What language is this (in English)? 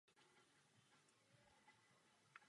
Czech